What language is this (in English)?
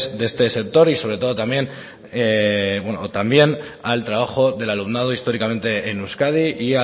Spanish